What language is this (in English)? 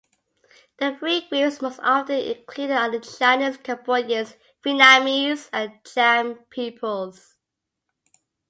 English